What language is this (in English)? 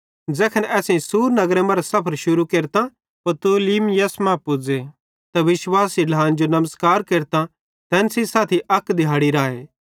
Bhadrawahi